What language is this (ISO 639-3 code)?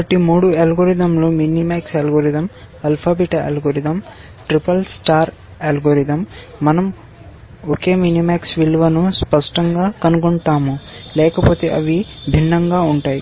tel